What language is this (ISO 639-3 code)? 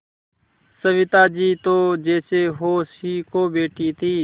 hin